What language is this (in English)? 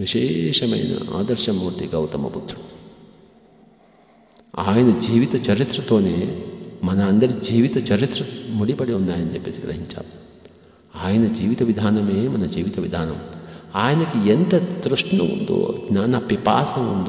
Hindi